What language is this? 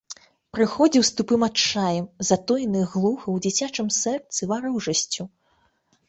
Belarusian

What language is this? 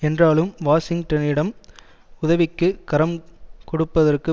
Tamil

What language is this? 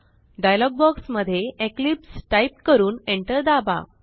Marathi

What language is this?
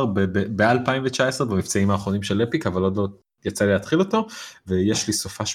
Hebrew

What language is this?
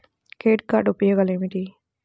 Telugu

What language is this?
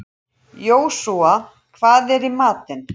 Icelandic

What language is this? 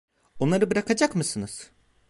Turkish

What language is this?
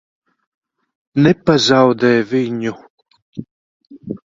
Latvian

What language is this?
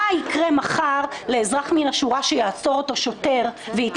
Hebrew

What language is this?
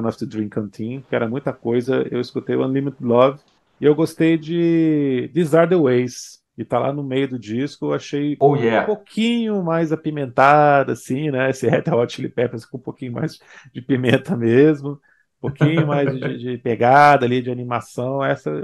Portuguese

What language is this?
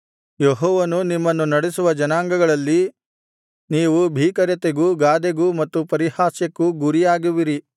Kannada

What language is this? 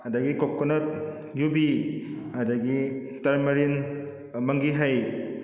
Manipuri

